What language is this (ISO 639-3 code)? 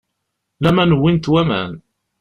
kab